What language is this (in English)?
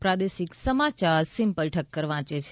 Gujarati